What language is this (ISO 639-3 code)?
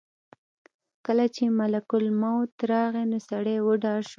pus